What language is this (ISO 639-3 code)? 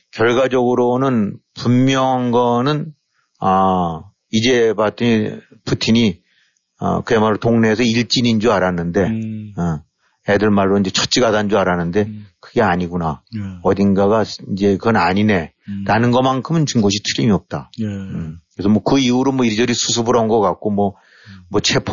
kor